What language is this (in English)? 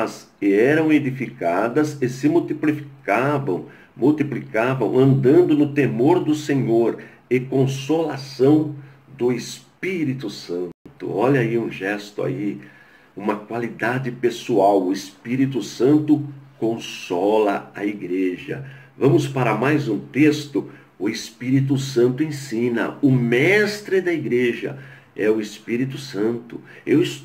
Portuguese